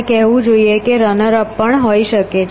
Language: Gujarati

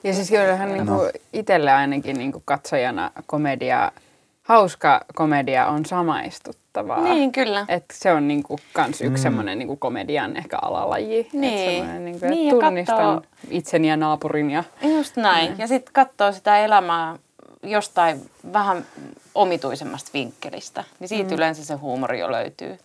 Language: Finnish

